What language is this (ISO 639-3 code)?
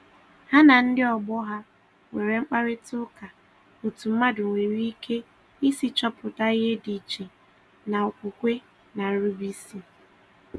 ibo